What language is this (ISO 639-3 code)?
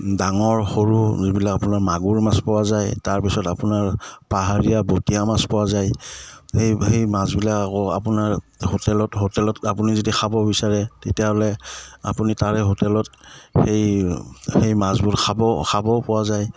asm